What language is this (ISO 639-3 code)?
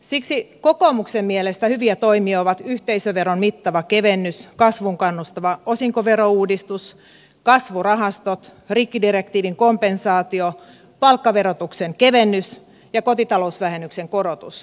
fin